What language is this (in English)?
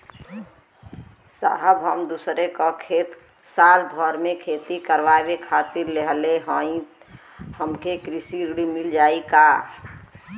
Bhojpuri